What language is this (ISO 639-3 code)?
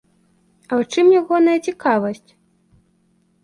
bel